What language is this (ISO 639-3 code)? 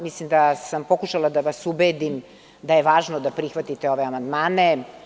srp